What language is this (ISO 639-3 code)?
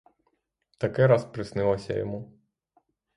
ukr